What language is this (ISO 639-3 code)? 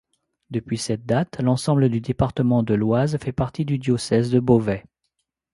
fra